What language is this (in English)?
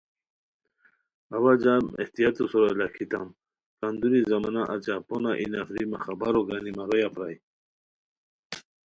Khowar